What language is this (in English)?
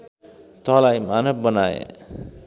Nepali